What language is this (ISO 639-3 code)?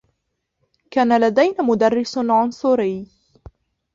ara